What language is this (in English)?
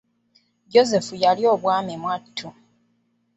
Ganda